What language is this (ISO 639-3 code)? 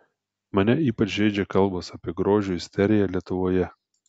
lit